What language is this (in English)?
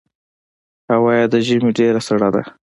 Pashto